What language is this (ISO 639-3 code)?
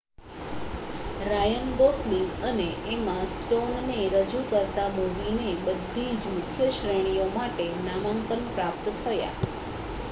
guj